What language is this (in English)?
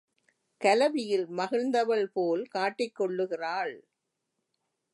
Tamil